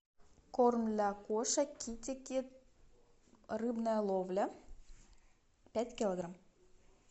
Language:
Russian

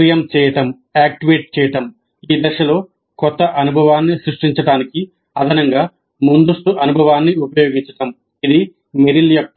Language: Telugu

